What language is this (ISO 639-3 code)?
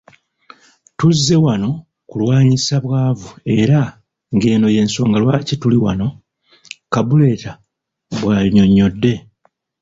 lug